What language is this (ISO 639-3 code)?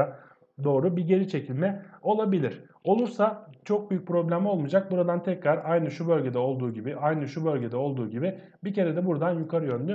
tur